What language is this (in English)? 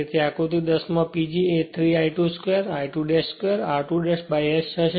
Gujarati